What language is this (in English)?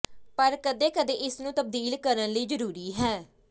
Punjabi